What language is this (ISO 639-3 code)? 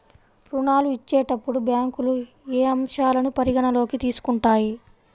tel